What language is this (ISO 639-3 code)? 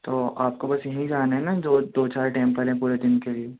urd